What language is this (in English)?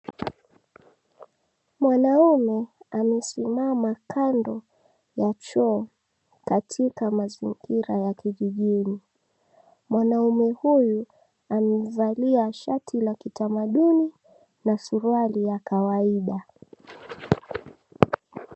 Swahili